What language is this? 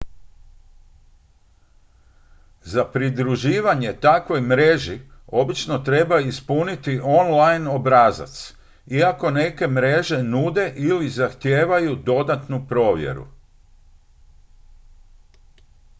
Croatian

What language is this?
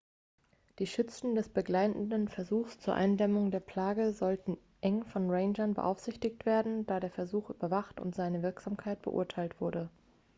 German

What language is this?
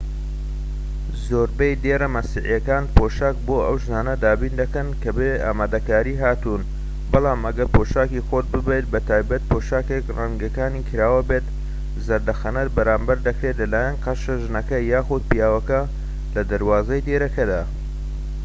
Central Kurdish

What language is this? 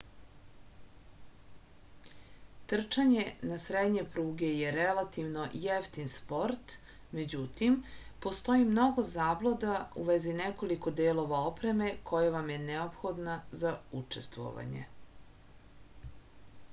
Serbian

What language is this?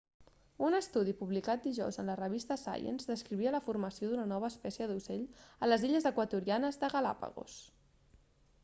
Catalan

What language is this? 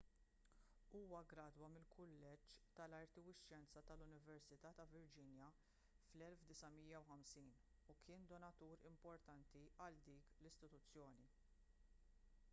Maltese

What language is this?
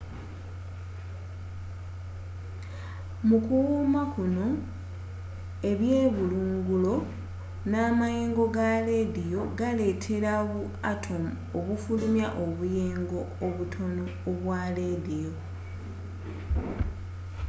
Ganda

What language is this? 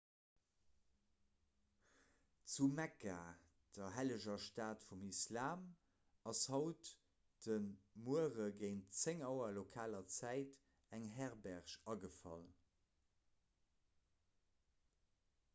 Luxembourgish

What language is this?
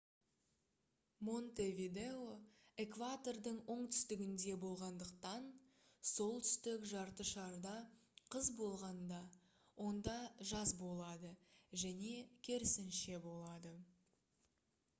Kazakh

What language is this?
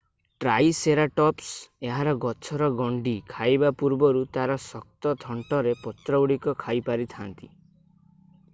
Odia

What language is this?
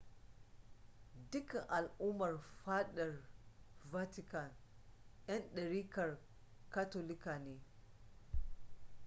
Hausa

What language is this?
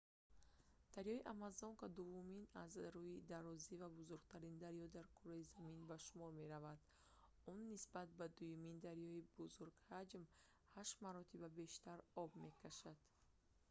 Tajik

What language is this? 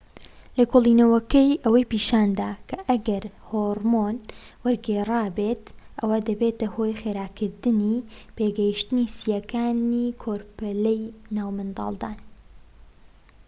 Central Kurdish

